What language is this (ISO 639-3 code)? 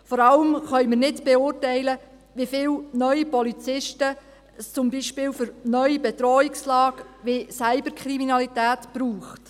gsw